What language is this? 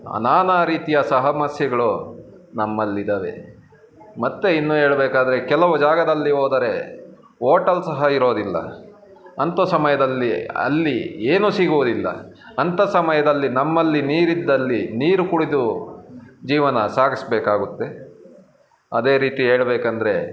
Kannada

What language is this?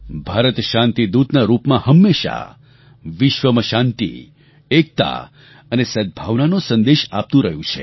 Gujarati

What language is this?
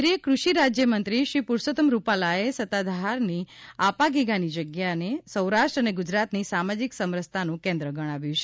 Gujarati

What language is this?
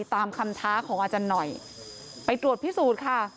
Thai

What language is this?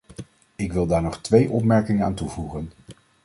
Dutch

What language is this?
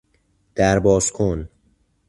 Persian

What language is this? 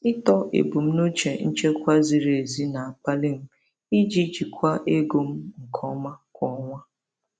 Igbo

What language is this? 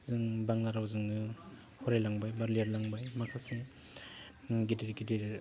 Bodo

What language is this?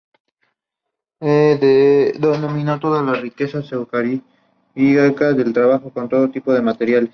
Spanish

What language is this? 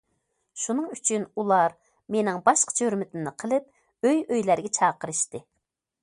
Uyghur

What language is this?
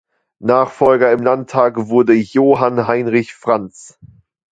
German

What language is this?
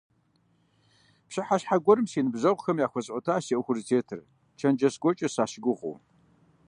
Kabardian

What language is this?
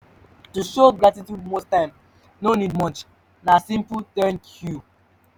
Nigerian Pidgin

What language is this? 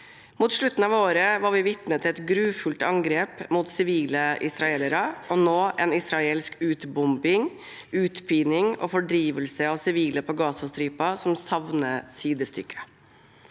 Norwegian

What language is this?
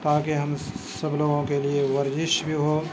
Urdu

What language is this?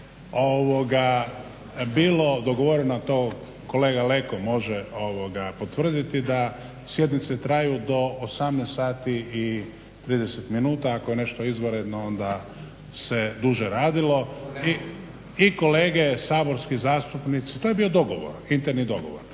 Croatian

